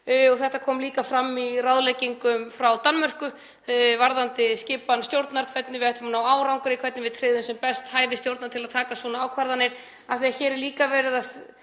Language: Icelandic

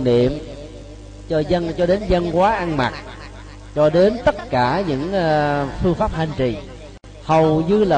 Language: Vietnamese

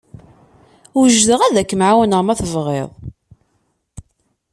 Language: Kabyle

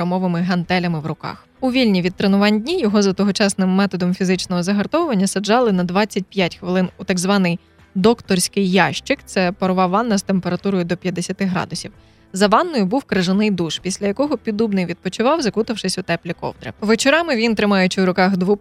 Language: Ukrainian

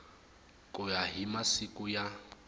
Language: Tsonga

